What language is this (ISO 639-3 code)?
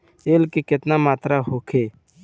bho